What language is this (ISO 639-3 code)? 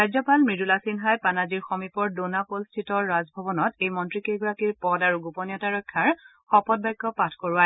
asm